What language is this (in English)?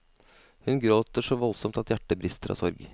Norwegian